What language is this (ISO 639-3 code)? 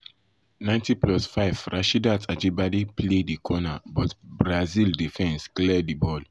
pcm